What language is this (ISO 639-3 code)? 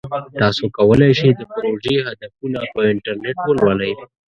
pus